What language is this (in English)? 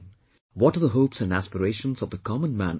English